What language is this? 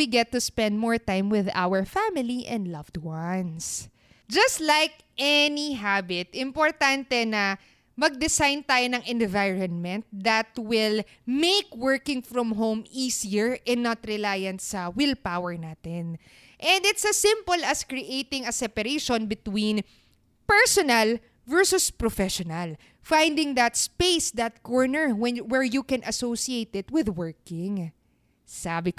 Filipino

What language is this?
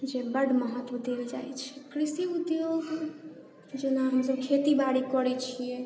Maithili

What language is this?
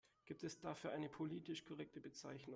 German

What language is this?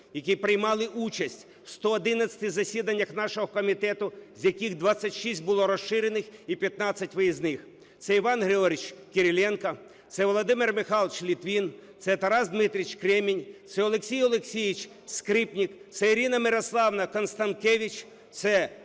Ukrainian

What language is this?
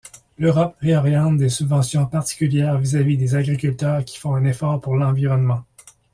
French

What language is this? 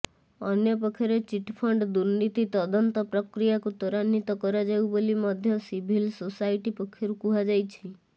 Odia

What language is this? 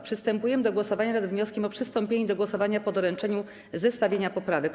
Polish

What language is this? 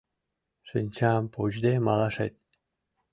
Mari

